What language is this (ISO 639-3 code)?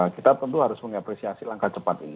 ind